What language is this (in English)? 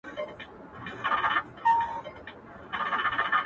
Pashto